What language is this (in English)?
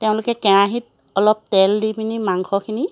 Assamese